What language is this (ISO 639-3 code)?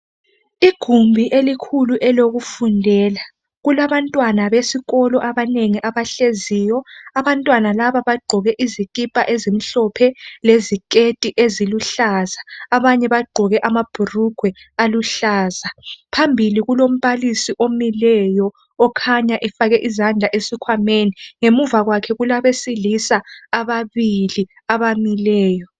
nde